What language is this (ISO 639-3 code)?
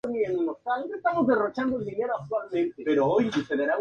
spa